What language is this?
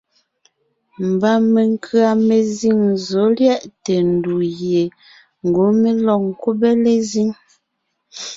Ngiemboon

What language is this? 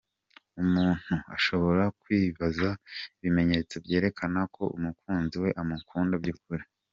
Kinyarwanda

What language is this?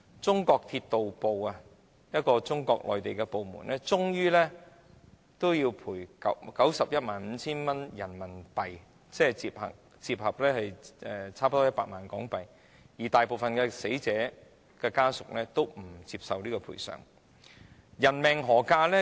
Cantonese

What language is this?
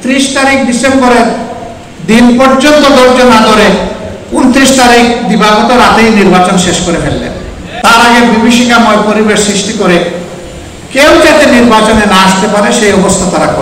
Romanian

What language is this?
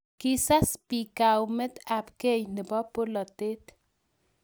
Kalenjin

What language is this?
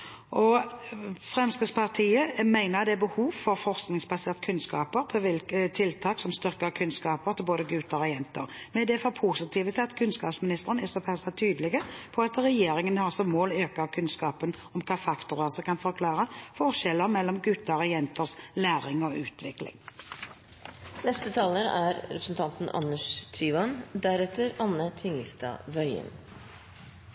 Norwegian Bokmål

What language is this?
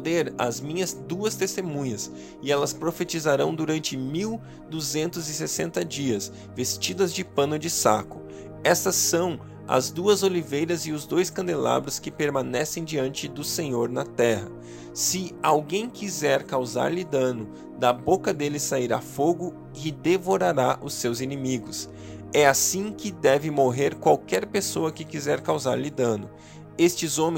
Portuguese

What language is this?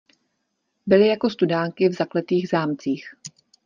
Czech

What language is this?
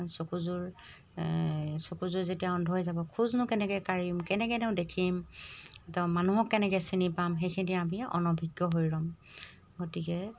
Assamese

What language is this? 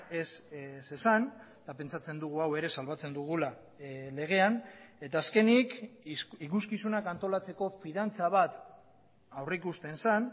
Basque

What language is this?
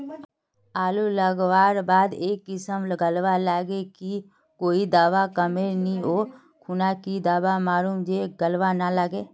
Magahi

